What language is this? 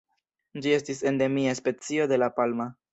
Esperanto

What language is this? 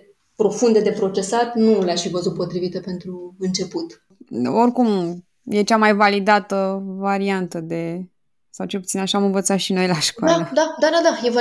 Romanian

